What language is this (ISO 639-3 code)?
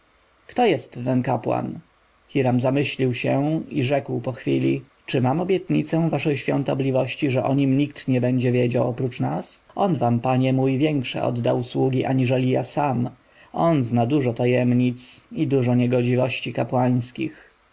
pol